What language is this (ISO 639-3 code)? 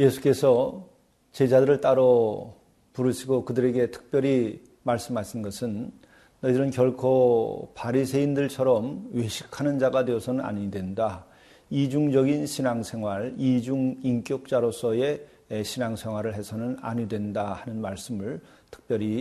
kor